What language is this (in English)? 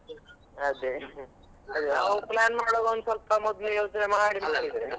Kannada